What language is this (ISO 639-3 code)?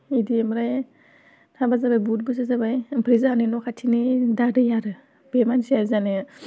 brx